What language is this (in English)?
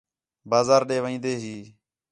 Khetrani